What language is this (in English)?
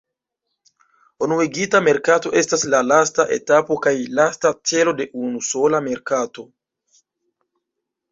Esperanto